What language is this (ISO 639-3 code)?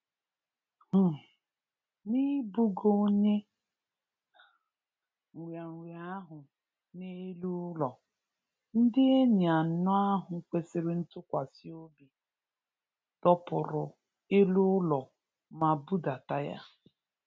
ibo